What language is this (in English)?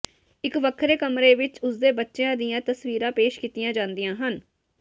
Punjabi